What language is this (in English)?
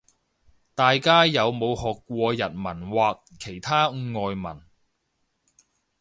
Cantonese